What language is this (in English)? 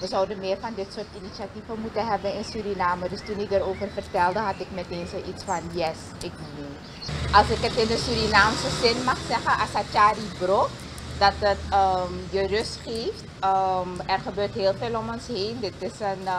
Dutch